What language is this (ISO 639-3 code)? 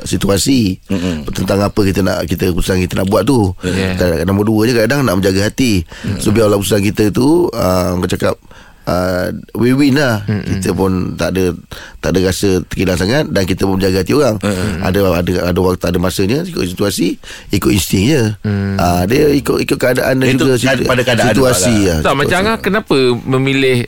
msa